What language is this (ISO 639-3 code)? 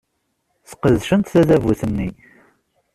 kab